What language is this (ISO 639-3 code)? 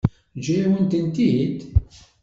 kab